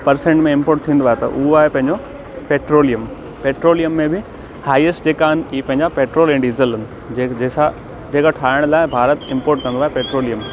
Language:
Sindhi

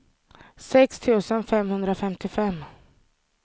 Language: Swedish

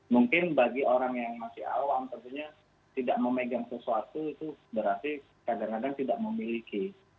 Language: Indonesian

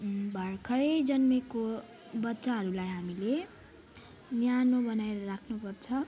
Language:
Nepali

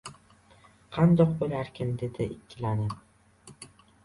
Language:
Uzbek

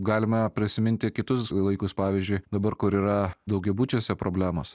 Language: Lithuanian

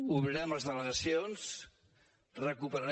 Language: Catalan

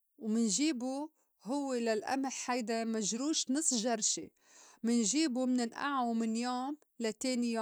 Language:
North Levantine Arabic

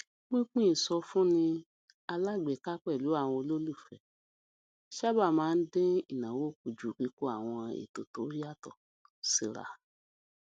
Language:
Yoruba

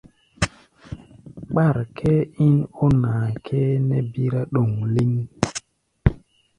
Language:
Gbaya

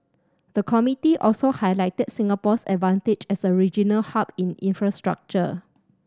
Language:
English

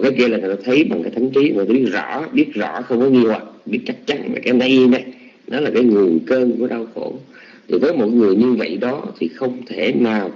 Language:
Vietnamese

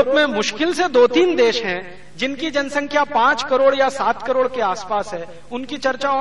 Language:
Hindi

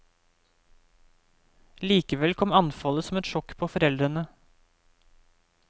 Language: Norwegian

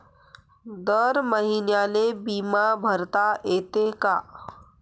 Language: Marathi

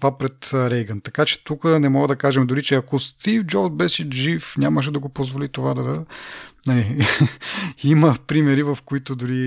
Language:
Bulgarian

